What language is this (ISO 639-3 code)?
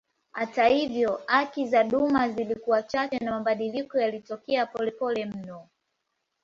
swa